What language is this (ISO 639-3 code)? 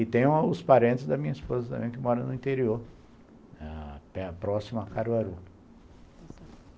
por